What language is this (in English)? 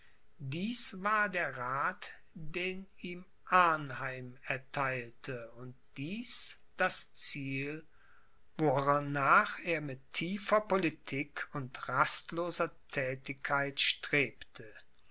German